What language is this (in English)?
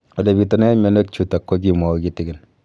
Kalenjin